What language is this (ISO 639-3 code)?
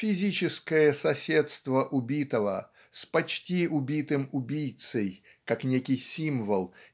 rus